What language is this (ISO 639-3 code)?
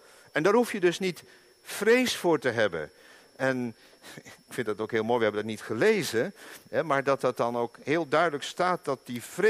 nld